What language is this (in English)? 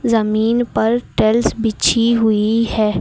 Hindi